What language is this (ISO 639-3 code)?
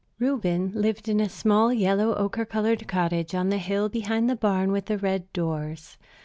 eng